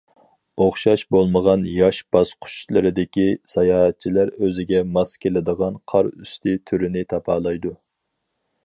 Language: Uyghur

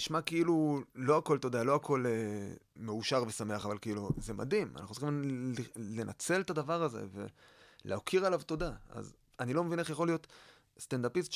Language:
Hebrew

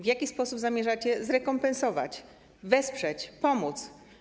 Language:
Polish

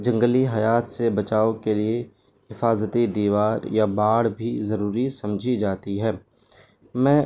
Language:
Urdu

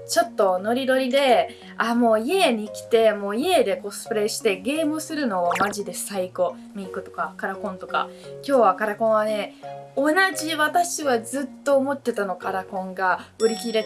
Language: Japanese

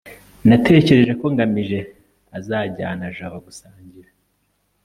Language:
Kinyarwanda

